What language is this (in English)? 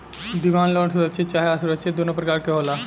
Bhojpuri